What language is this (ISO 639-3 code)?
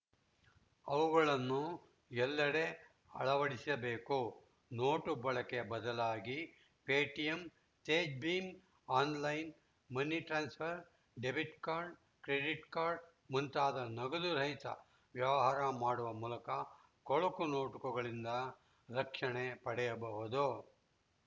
kan